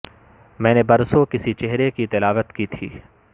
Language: Urdu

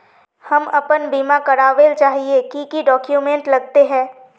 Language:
Magahi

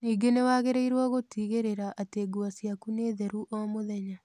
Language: Kikuyu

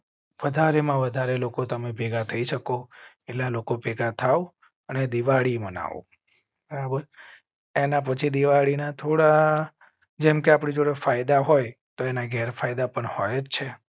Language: Gujarati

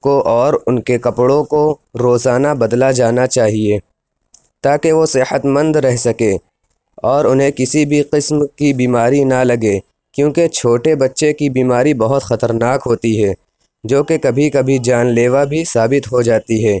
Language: Urdu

